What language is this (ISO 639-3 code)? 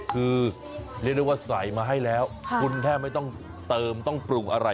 tha